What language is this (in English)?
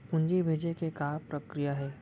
Chhattisgarhi